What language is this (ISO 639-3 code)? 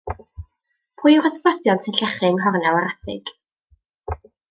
cym